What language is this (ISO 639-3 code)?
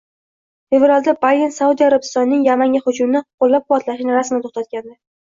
uzb